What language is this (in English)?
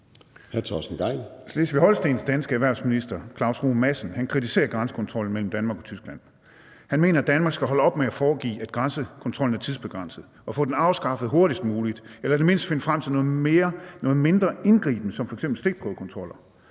Danish